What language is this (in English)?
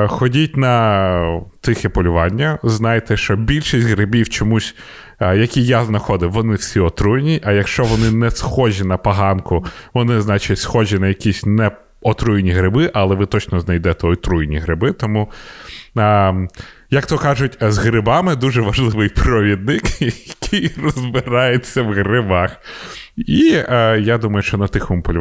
Ukrainian